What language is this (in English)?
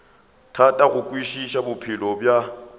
Northern Sotho